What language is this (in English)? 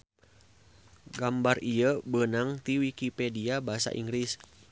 Sundanese